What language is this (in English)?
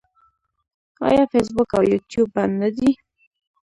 Pashto